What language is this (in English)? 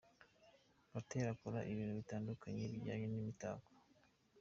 Kinyarwanda